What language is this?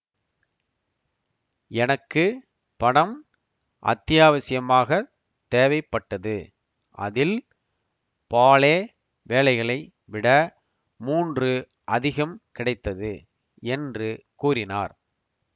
Tamil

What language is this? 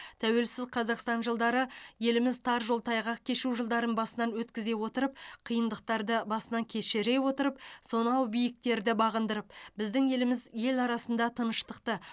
Kazakh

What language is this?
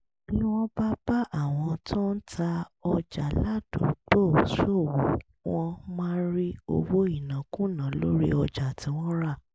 Yoruba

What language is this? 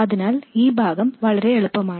Malayalam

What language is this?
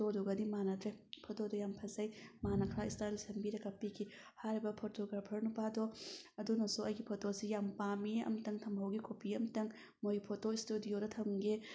Manipuri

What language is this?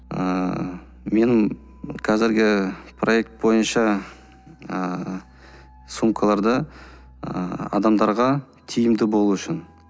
Kazakh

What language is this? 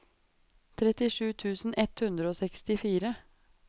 Norwegian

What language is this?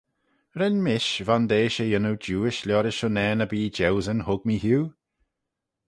Manx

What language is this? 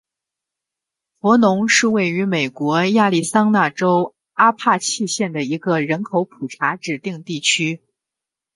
Chinese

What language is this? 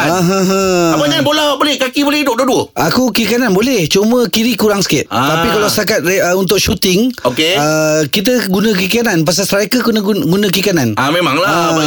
Malay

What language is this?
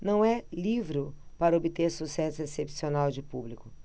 Portuguese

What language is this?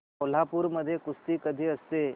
Marathi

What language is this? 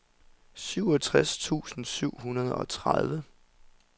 Danish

